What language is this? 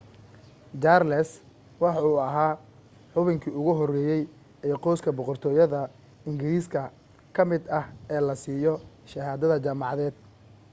Somali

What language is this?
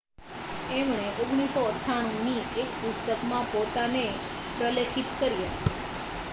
Gujarati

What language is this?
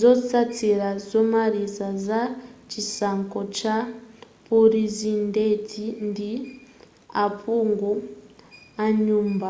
Nyanja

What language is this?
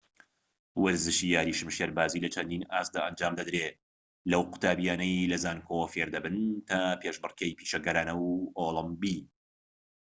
Central Kurdish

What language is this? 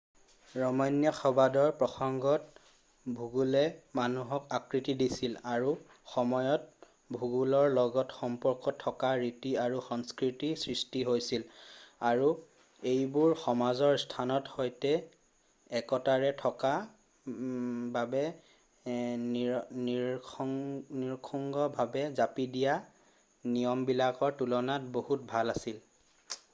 Assamese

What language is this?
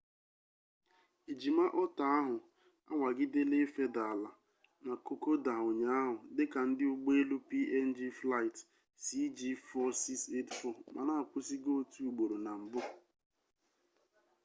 Igbo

